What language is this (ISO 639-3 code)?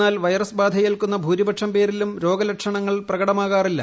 mal